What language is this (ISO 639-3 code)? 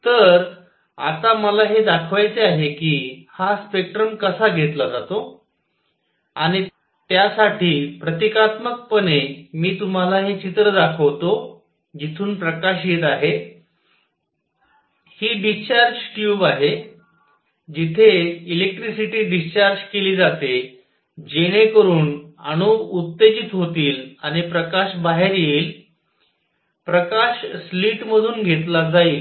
mar